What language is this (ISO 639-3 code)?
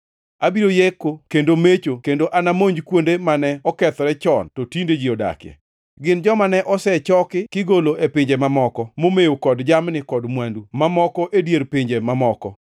luo